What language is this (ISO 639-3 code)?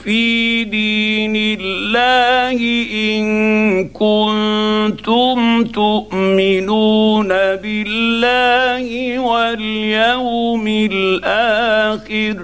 ara